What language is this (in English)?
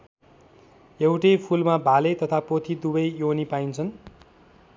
Nepali